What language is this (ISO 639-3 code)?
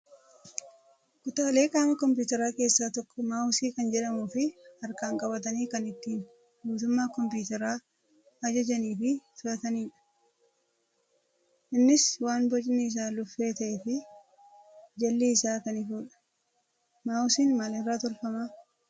orm